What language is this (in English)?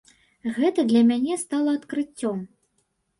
Belarusian